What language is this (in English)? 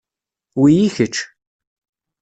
Kabyle